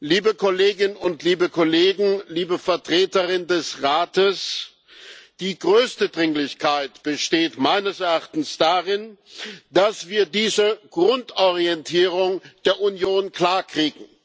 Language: German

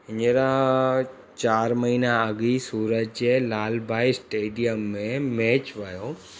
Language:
Sindhi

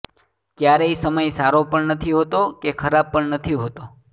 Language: Gujarati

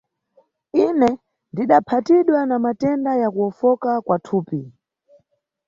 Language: Nyungwe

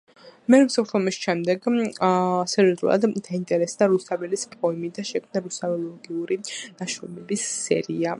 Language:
Georgian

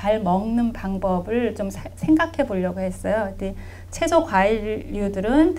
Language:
Korean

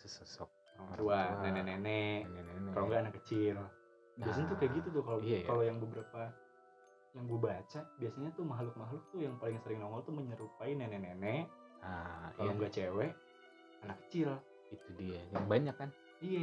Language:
Indonesian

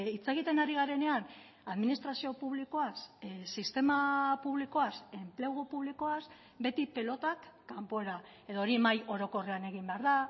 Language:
Basque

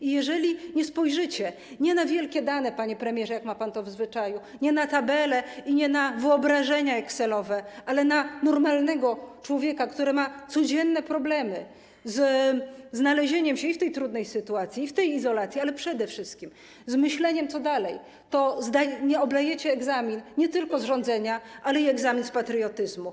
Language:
Polish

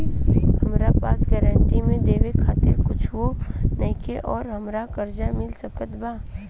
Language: Bhojpuri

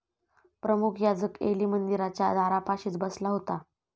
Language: Marathi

